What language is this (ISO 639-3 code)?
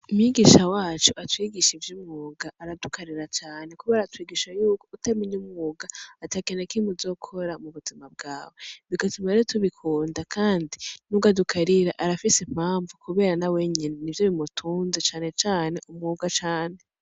run